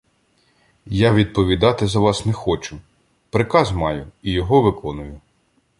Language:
Ukrainian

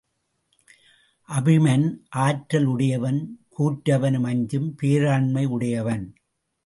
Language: Tamil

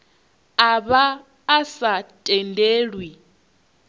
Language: Venda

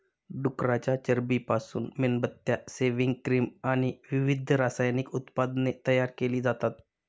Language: Marathi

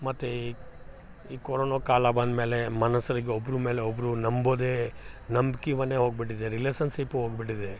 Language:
Kannada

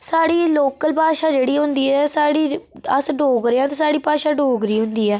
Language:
Dogri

